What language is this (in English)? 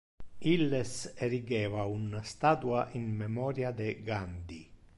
Interlingua